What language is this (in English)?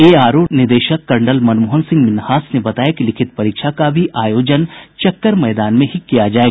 Hindi